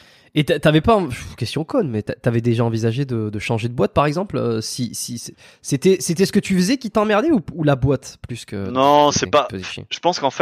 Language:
French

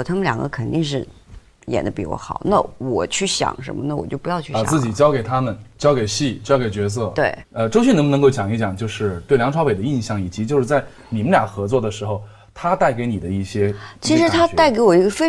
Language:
Chinese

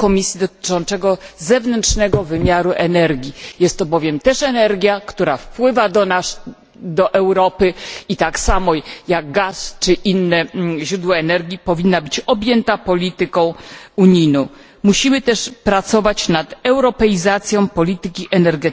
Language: Polish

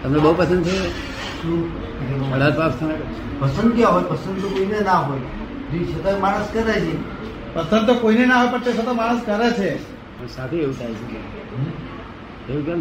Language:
Gujarati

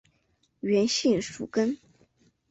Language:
Chinese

